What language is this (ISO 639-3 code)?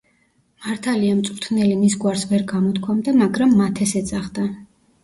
kat